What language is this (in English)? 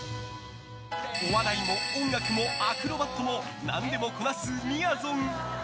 Japanese